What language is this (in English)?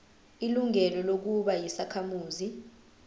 Zulu